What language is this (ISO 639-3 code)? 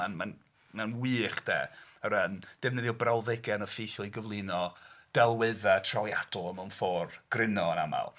cym